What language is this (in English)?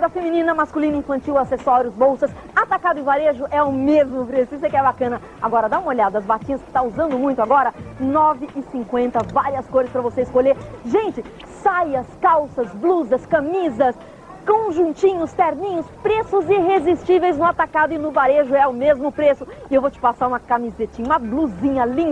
Portuguese